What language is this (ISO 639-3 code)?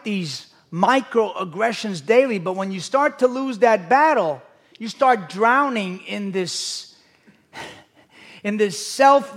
eng